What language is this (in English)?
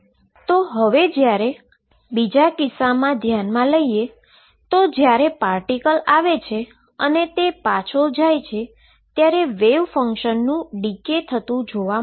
Gujarati